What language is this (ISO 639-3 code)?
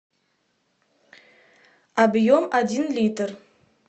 rus